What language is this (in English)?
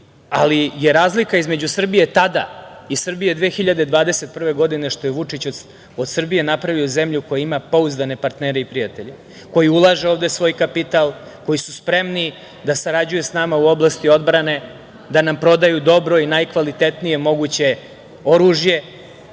Serbian